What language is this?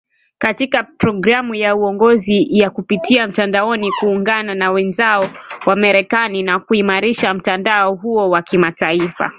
Swahili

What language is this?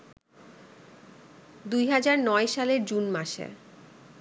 Bangla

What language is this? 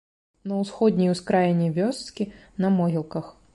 Belarusian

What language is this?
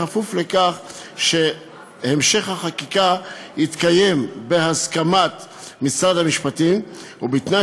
Hebrew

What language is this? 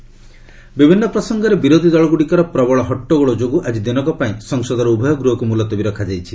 Odia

